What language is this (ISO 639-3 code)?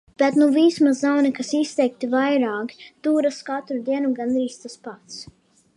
lav